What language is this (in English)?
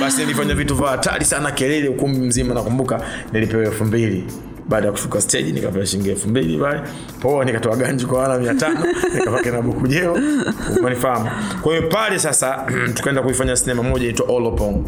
Swahili